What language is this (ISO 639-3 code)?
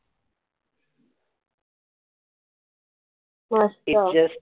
mar